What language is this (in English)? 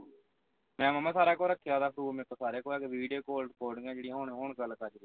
Punjabi